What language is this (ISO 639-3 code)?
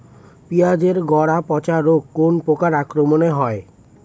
ben